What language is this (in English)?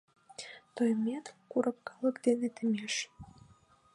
Mari